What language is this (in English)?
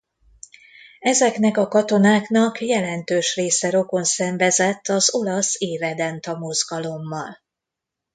Hungarian